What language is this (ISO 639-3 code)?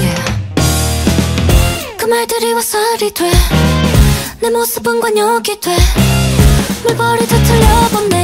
kor